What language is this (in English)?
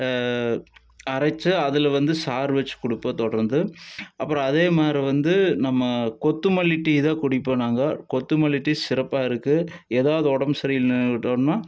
Tamil